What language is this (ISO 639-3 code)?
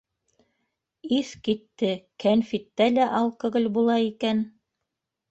bak